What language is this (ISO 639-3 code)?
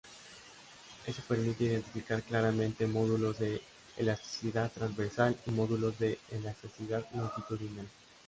spa